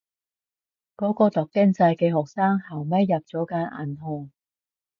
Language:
Cantonese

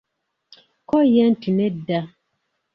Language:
Ganda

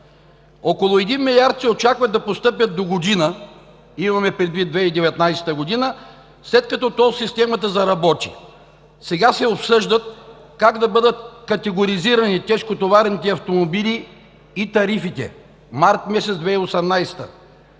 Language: Bulgarian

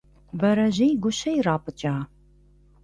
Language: Kabardian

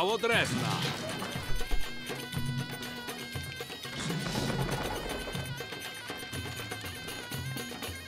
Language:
Polish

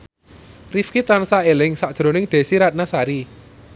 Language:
Javanese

